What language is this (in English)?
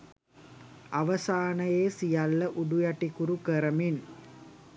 Sinhala